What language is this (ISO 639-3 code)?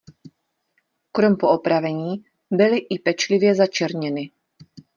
ces